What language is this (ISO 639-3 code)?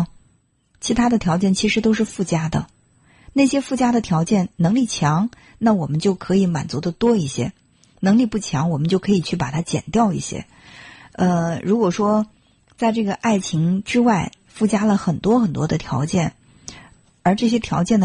zho